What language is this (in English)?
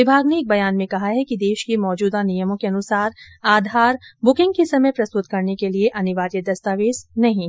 Hindi